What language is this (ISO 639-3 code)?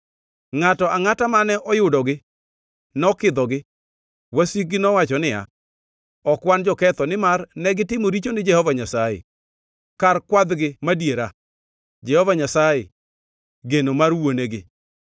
luo